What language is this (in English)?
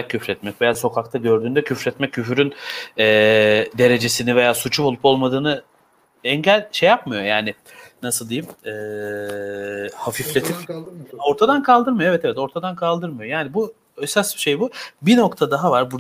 Turkish